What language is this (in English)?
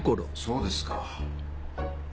Japanese